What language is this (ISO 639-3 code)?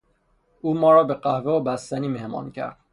fas